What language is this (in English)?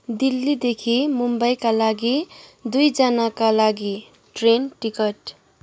Nepali